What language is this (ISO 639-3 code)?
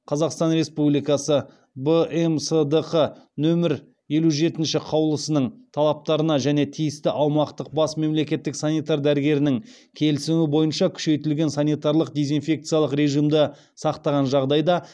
kaz